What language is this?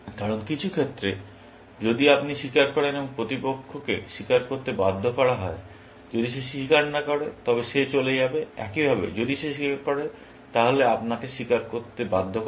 Bangla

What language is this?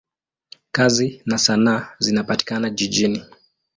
Swahili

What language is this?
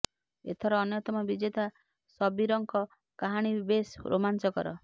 Odia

